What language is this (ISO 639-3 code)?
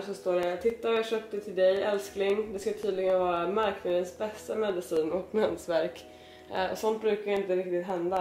swe